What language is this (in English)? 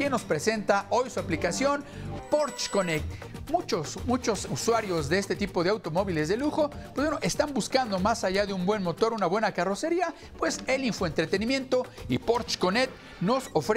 Spanish